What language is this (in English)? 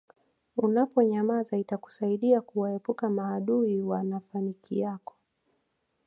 Swahili